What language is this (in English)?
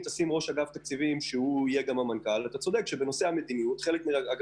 Hebrew